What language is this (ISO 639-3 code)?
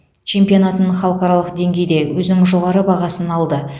kaz